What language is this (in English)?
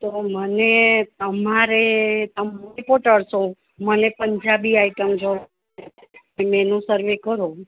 Gujarati